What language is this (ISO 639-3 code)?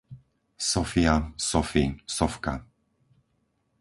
slk